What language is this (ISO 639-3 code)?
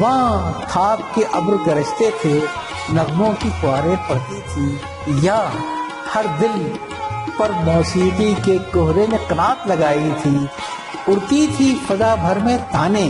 urd